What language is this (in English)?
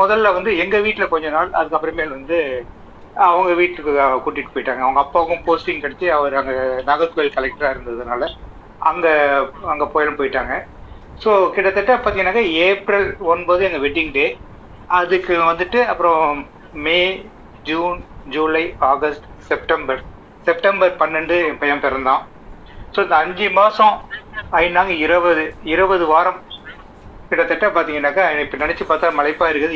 Tamil